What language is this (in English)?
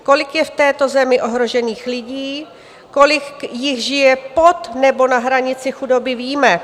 Czech